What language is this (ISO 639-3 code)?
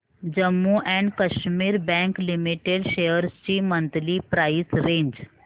mar